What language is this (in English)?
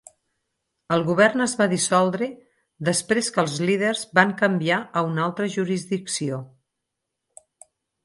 Catalan